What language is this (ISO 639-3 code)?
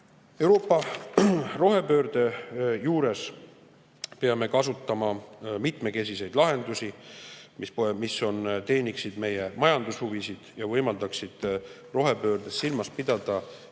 est